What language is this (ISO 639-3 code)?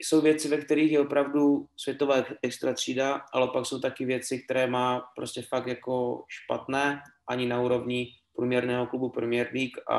ces